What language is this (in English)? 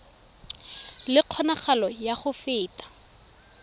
Tswana